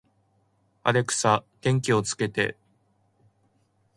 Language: Japanese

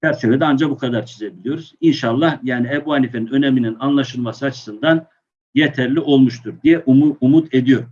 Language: Turkish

